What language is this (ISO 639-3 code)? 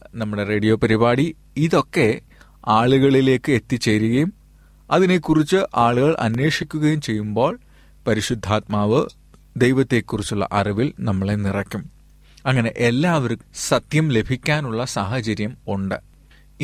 mal